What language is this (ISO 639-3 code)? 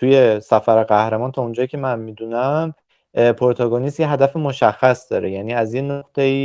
fas